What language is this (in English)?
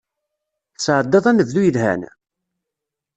Kabyle